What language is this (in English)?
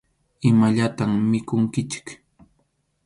Arequipa-La Unión Quechua